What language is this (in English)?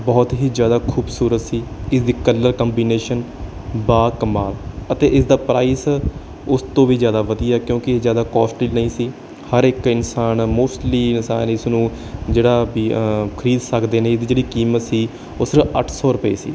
Punjabi